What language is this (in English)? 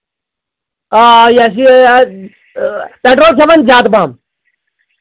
Kashmiri